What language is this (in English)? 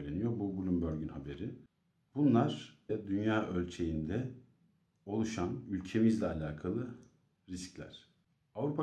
Turkish